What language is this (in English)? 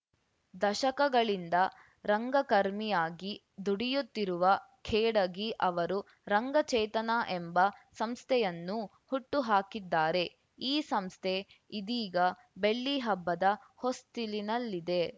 Kannada